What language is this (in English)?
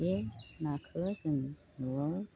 Bodo